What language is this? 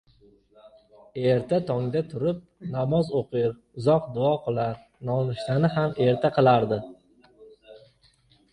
Uzbek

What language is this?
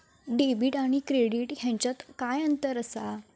Marathi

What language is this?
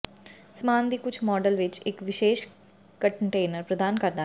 Punjabi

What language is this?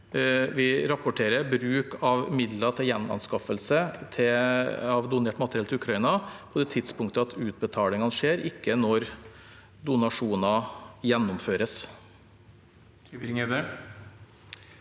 Norwegian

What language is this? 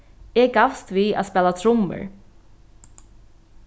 Faroese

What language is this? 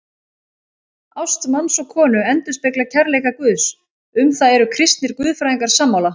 Icelandic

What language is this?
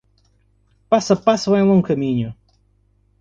Portuguese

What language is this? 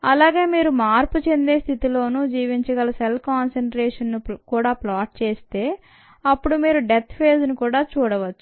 Telugu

